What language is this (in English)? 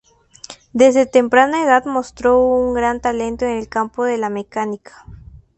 Spanish